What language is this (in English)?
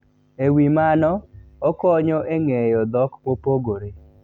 Luo (Kenya and Tanzania)